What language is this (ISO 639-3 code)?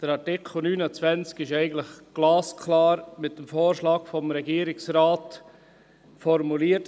gsw